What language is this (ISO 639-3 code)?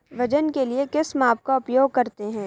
hin